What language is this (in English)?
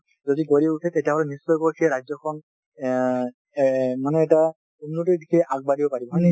Assamese